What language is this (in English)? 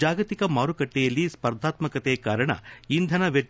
Kannada